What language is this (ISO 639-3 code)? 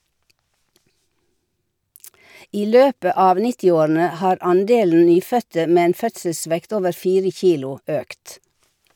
nor